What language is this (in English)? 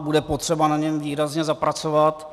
Czech